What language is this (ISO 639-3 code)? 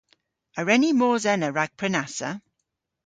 cor